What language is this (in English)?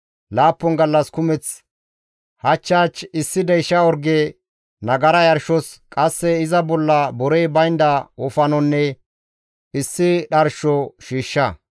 Gamo